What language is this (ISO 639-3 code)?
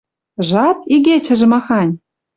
mrj